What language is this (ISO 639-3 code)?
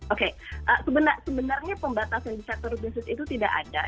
ind